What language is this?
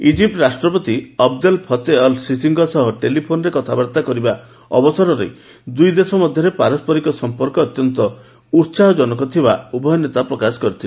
Odia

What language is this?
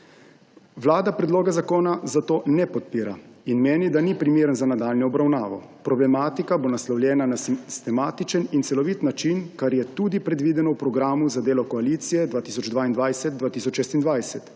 Slovenian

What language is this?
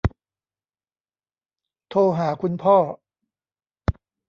Thai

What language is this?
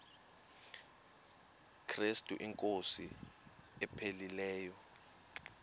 Xhosa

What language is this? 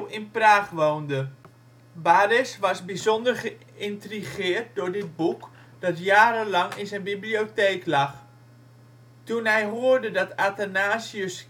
Dutch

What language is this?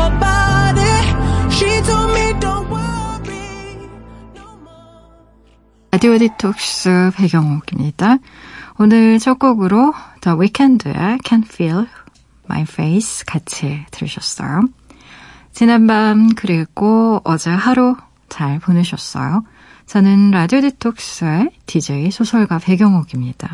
Korean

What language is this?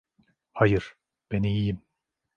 Turkish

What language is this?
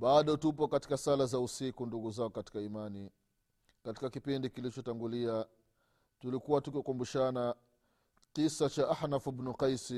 Swahili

